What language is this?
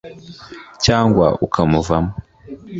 Kinyarwanda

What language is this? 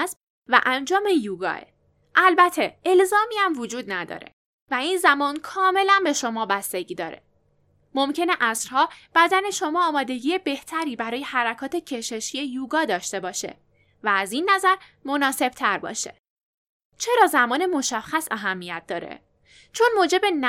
Persian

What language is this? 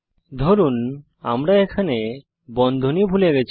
Bangla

